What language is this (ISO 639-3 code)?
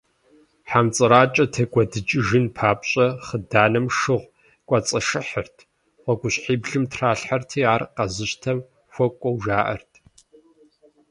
kbd